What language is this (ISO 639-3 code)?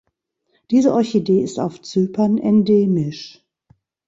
deu